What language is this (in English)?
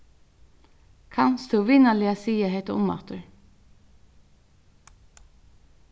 Faroese